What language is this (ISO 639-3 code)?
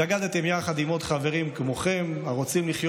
heb